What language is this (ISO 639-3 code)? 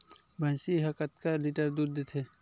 hne